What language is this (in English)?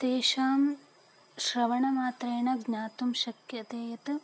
Sanskrit